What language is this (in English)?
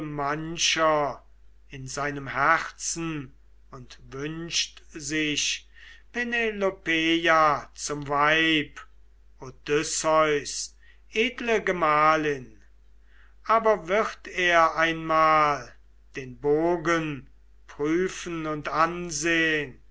German